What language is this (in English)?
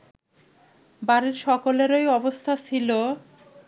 Bangla